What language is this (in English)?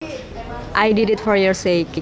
Javanese